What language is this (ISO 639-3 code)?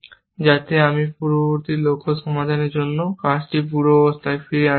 ben